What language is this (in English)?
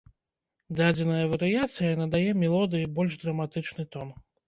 Belarusian